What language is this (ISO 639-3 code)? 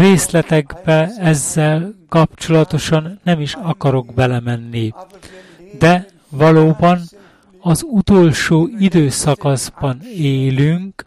hun